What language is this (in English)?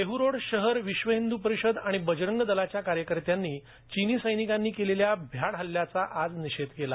Marathi